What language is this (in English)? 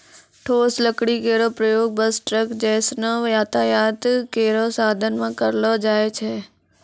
Maithili